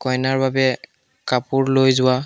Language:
Assamese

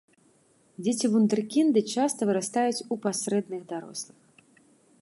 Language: Belarusian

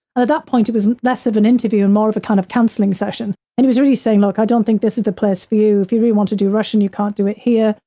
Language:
English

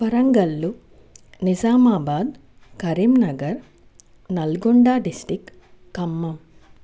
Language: Telugu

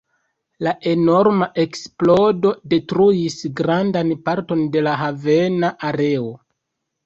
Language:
Esperanto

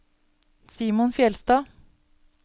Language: Norwegian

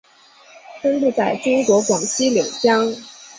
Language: Chinese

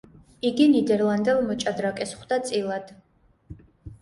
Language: Georgian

